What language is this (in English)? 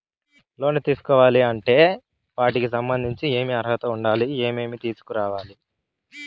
Telugu